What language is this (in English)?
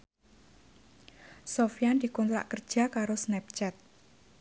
Javanese